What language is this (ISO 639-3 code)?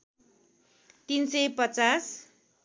nep